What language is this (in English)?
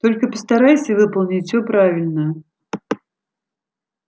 Russian